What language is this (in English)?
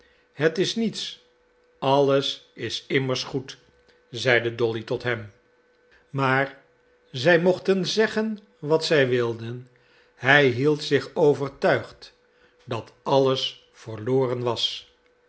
Dutch